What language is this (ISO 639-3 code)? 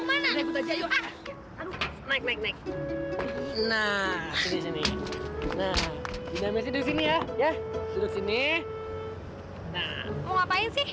ind